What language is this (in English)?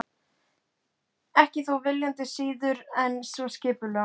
Icelandic